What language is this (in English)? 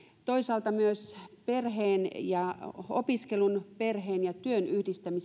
Finnish